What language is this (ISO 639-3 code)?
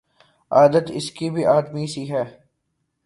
urd